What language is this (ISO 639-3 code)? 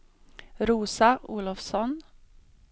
swe